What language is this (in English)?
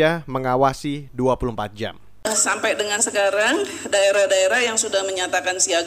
Indonesian